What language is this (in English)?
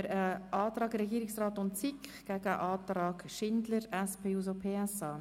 Swiss German